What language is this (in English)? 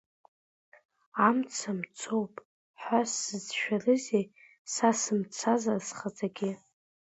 Abkhazian